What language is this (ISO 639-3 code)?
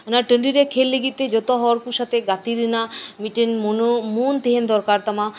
sat